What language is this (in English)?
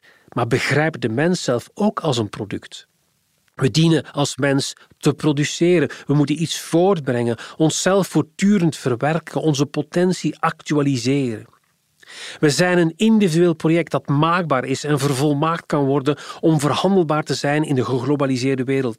Dutch